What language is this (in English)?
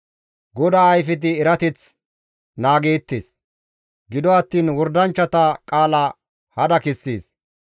Gamo